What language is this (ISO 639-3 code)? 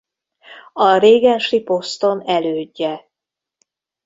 hun